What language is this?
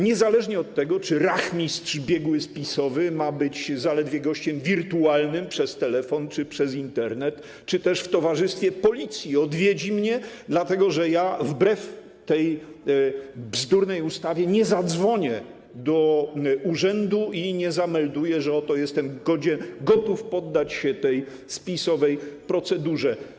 Polish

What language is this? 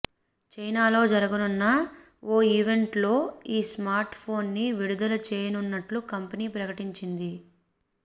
Telugu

